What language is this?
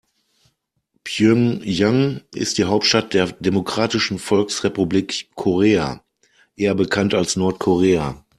German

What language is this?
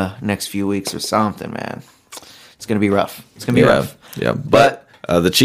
English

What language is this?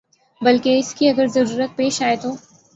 Urdu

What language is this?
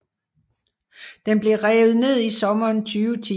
Danish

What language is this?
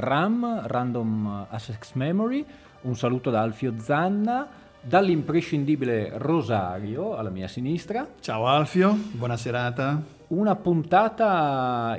Italian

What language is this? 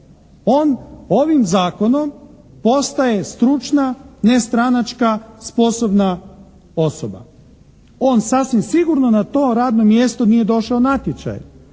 Croatian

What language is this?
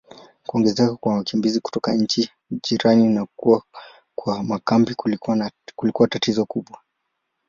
Swahili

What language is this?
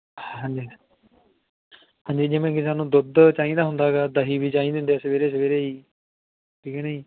Punjabi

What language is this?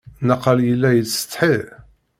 Kabyle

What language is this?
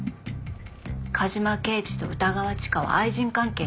Japanese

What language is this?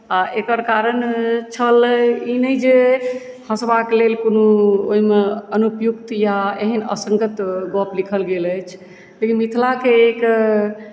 Maithili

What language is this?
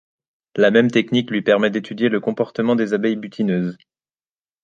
French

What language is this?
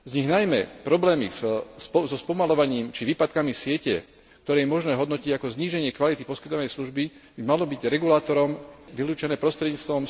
Slovak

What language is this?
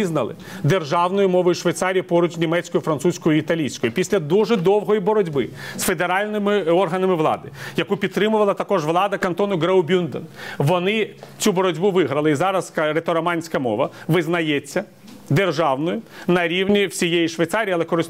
Ukrainian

